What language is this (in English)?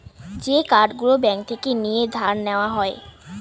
Bangla